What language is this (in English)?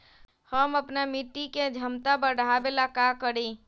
Magahi